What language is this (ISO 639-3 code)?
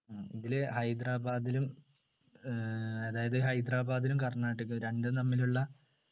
mal